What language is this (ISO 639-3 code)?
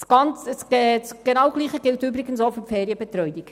gsw